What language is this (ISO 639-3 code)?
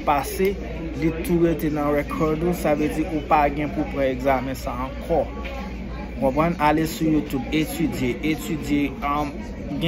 fra